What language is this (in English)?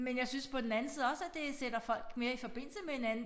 Danish